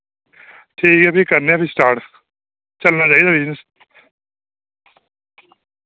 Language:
Dogri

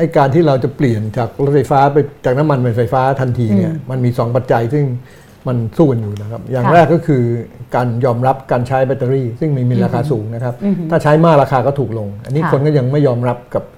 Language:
Thai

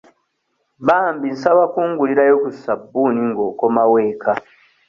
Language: Ganda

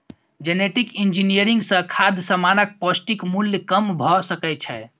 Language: Maithili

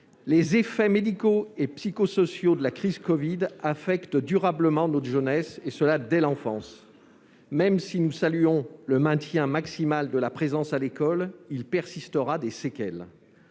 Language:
French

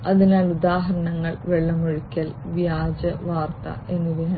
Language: Malayalam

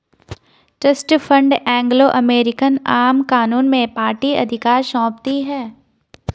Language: Hindi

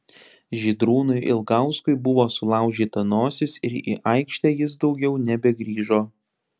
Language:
Lithuanian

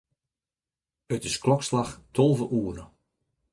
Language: Western Frisian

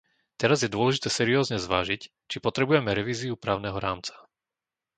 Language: Slovak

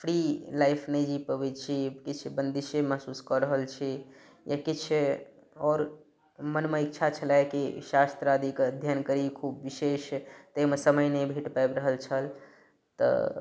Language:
Maithili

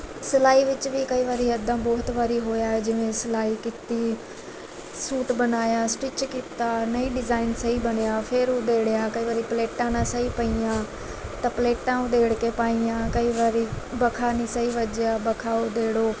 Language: Punjabi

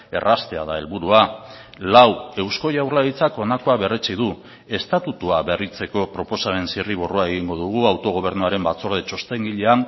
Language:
Basque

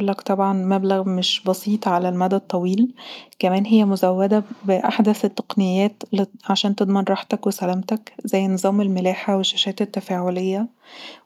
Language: Egyptian Arabic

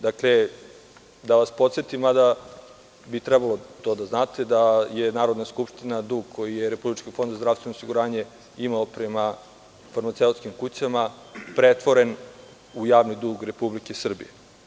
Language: Serbian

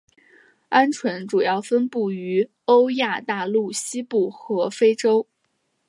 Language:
Chinese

